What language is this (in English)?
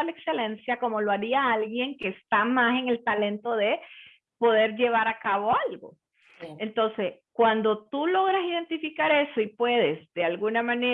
Spanish